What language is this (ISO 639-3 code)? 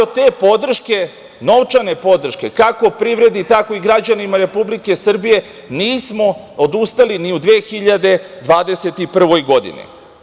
srp